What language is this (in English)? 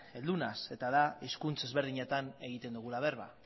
Basque